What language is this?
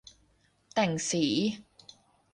Thai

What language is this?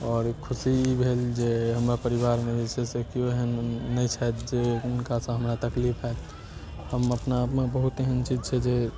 Maithili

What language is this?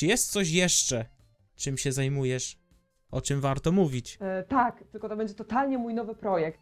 Polish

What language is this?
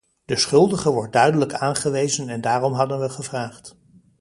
Dutch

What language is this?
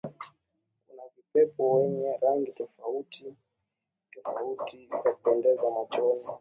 Swahili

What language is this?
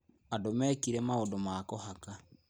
Kikuyu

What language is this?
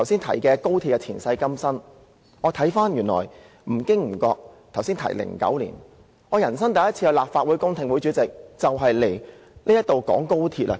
Cantonese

